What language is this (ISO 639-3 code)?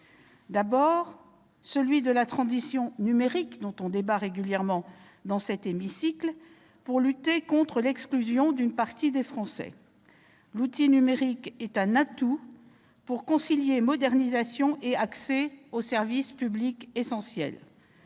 fra